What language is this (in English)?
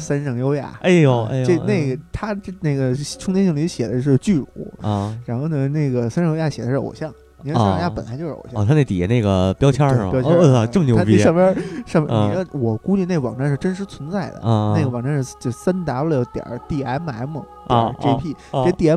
Chinese